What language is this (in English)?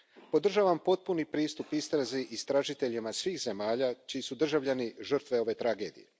Croatian